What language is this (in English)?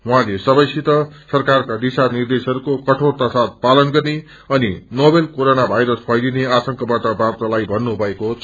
Nepali